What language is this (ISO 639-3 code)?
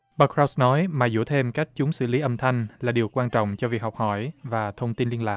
vie